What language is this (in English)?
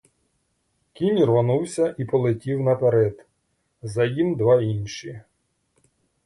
Ukrainian